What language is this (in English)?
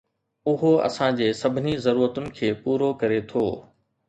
Sindhi